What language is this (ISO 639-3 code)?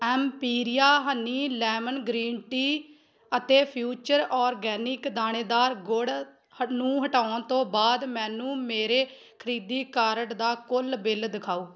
pan